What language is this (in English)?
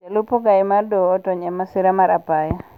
Luo (Kenya and Tanzania)